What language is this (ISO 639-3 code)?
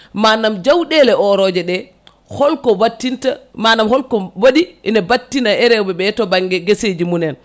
ful